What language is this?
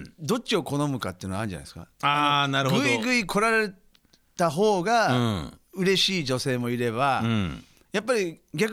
Japanese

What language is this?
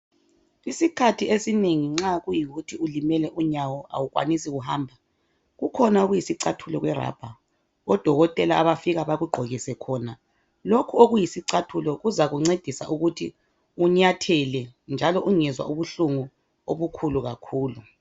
North Ndebele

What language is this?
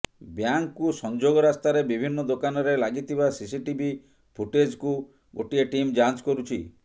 Odia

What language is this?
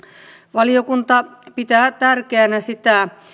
Finnish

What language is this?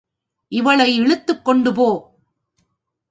Tamil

